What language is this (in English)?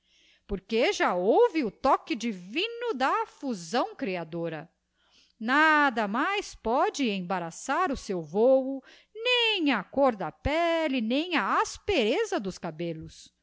Portuguese